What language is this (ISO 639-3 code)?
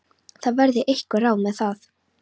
isl